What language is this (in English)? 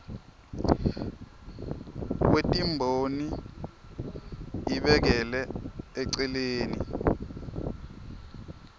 Swati